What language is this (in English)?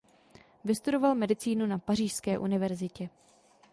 Czech